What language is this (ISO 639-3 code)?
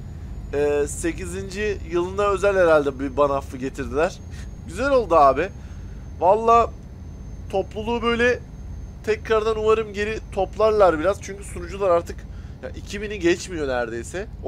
tur